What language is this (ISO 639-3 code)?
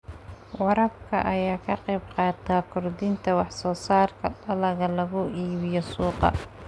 som